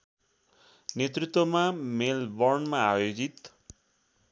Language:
Nepali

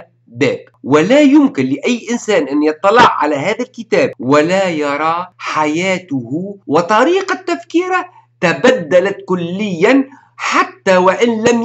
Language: Arabic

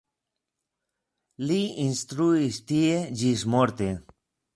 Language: Esperanto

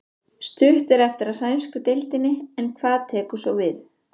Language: Icelandic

